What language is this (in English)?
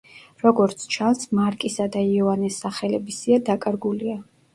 Georgian